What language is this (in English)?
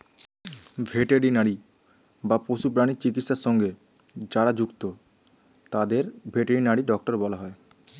Bangla